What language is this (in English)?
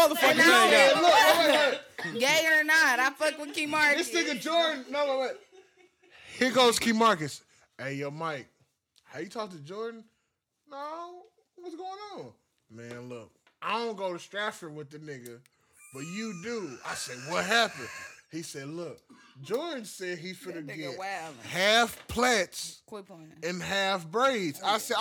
English